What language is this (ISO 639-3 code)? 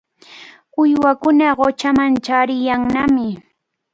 qvl